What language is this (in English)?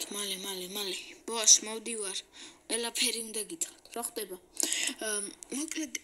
Romanian